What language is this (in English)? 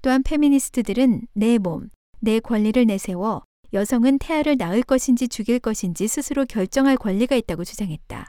Korean